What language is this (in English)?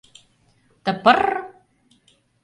Mari